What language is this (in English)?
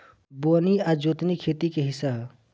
Bhojpuri